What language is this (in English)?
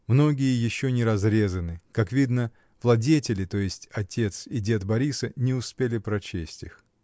Russian